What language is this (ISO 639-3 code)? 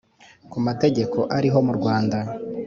kin